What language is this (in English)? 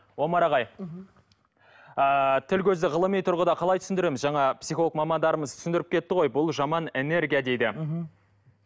Kazakh